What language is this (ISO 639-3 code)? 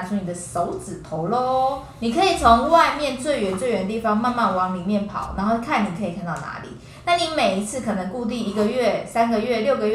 zho